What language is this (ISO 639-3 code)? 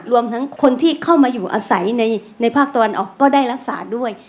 tha